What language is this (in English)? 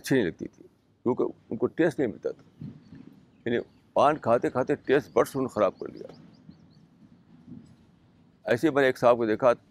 Urdu